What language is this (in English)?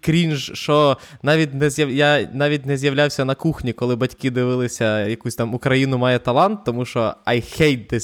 Ukrainian